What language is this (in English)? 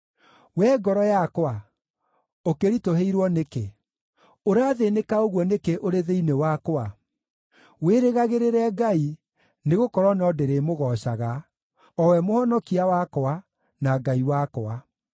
Kikuyu